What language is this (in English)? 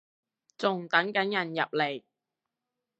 Cantonese